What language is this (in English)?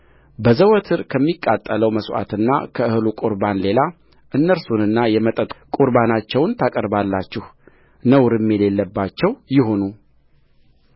Amharic